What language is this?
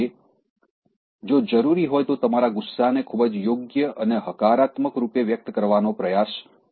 Gujarati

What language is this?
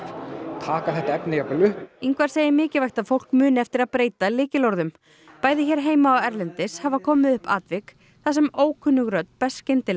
Icelandic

